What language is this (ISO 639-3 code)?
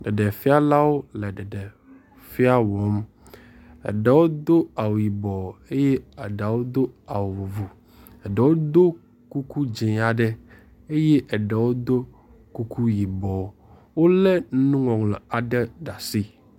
ewe